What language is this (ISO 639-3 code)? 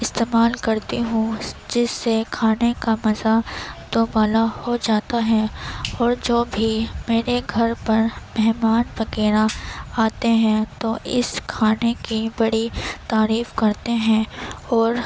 urd